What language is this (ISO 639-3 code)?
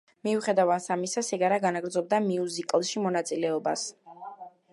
kat